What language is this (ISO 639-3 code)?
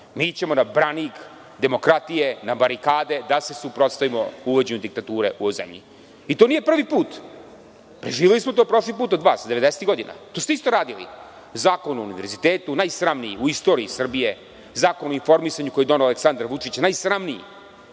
srp